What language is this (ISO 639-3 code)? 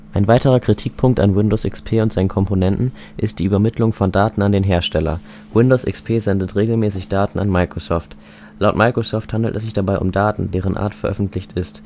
deu